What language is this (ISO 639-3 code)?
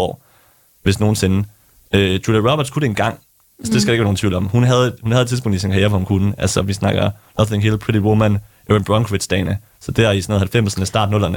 dan